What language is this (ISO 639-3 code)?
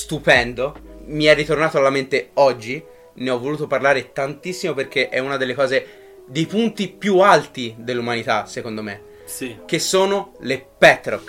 ita